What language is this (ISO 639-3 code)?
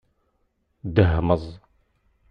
kab